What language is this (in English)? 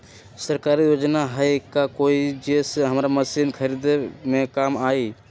Magahi